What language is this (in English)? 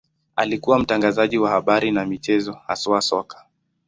Swahili